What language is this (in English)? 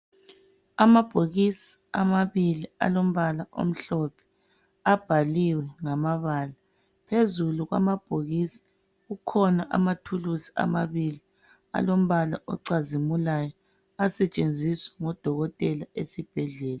North Ndebele